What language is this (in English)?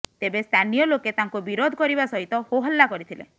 Odia